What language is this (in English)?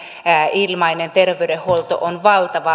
Finnish